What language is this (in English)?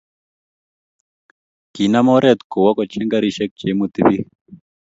Kalenjin